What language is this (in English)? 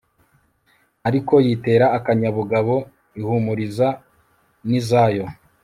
Kinyarwanda